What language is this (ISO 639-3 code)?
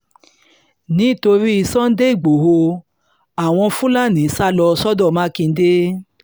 yor